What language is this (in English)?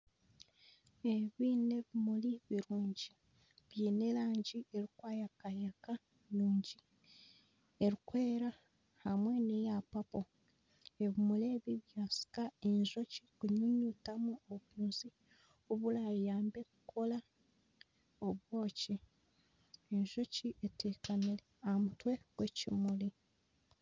Nyankole